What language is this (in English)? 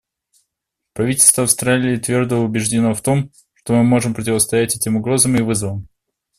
Russian